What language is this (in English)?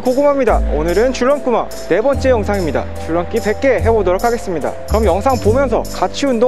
Korean